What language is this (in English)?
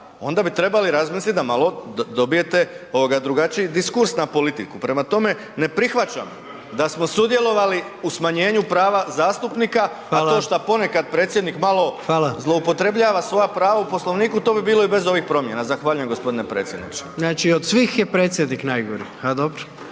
Croatian